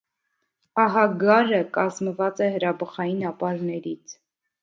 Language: Armenian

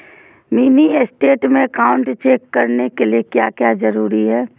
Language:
Magahi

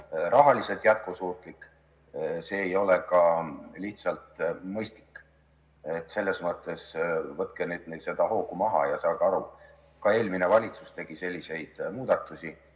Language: Estonian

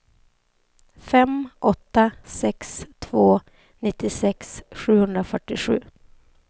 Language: Swedish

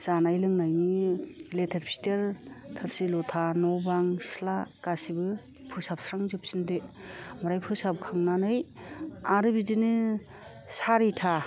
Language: Bodo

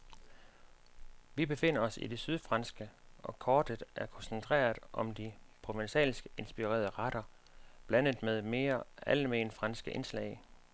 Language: Danish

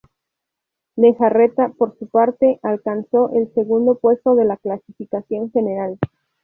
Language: Spanish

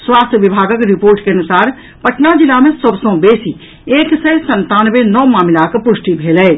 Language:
Maithili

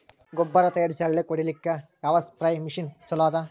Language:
Kannada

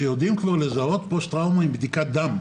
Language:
Hebrew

